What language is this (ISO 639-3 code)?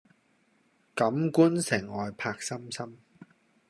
yue